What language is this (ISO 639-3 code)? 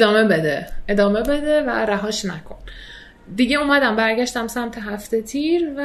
fas